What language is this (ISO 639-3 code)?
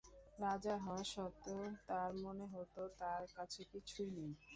ben